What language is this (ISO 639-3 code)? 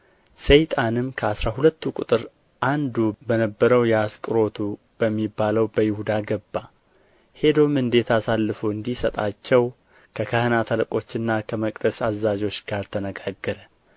amh